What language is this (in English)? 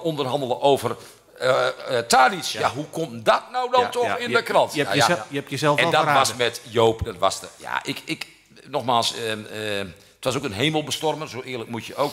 Dutch